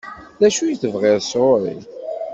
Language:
Kabyle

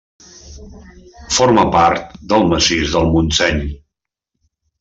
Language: Catalan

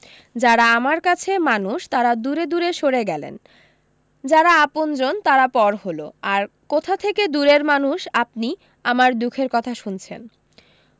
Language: Bangla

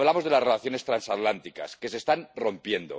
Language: Spanish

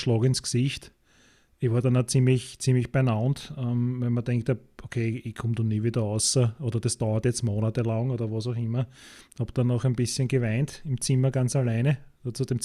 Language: German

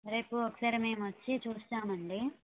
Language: Telugu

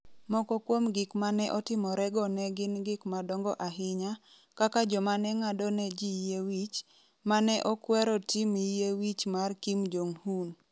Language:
Luo (Kenya and Tanzania)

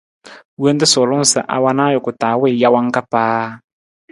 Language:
Nawdm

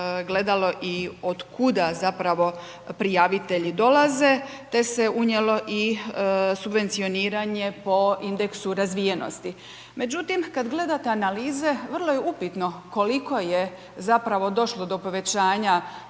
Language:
Croatian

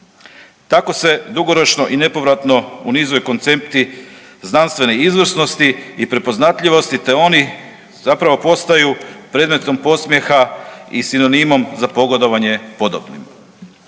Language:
Croatian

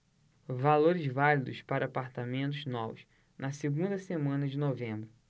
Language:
Portuguese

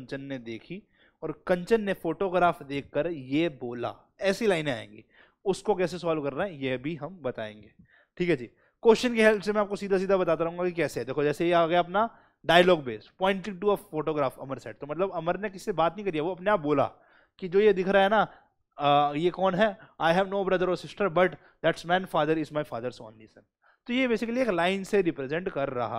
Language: Hindi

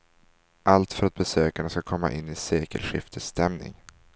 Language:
Swedish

